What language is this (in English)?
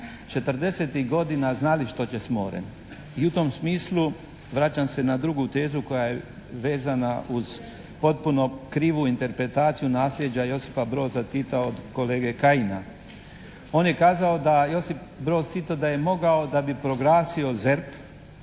Croatian